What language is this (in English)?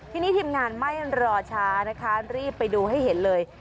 Thai